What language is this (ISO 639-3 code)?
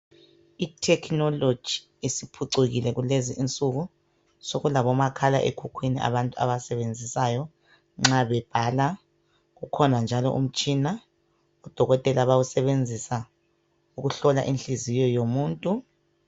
nde